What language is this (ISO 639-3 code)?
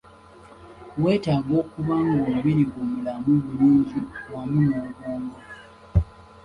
lug